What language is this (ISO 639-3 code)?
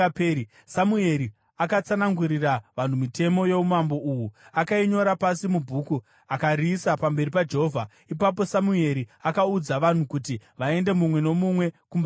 sna